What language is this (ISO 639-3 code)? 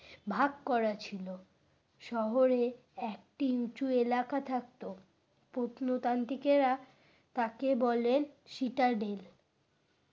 ben